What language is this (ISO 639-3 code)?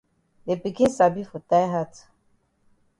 wes